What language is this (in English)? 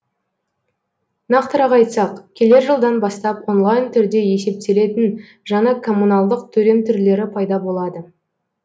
Kazakh